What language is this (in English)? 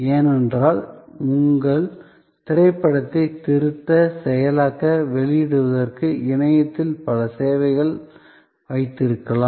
Tamil